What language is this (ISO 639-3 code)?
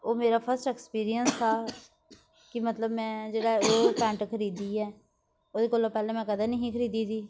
doi